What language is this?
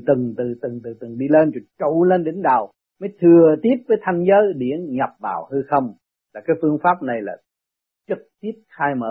Vietnamese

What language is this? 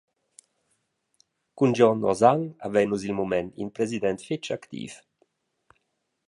Romansh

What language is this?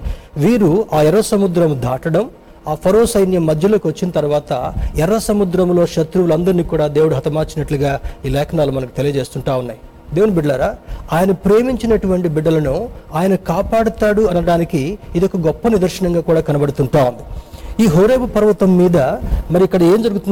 Telugu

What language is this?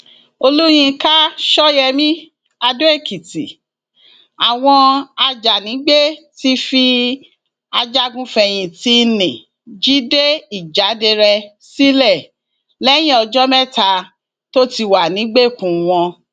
Yoruba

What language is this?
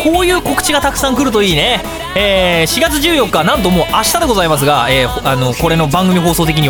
Japanese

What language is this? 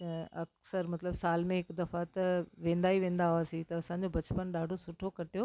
Sindhi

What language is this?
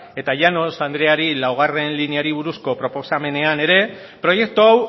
Basque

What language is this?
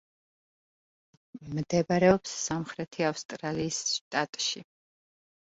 Georgian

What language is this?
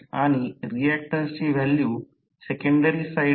Marathi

